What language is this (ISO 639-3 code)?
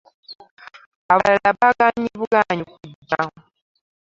lug